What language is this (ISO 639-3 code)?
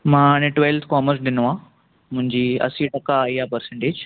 snd